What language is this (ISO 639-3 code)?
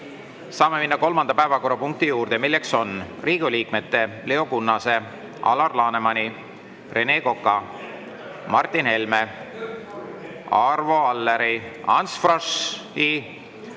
est